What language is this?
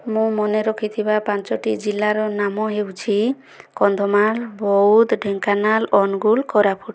Odia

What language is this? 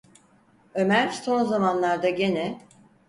Turkish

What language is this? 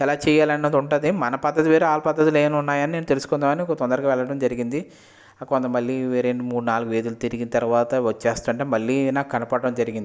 Telugu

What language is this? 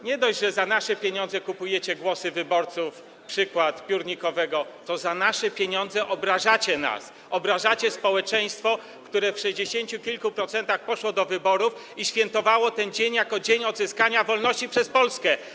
Polish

